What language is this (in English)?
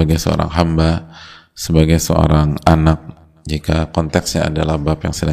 Indonesian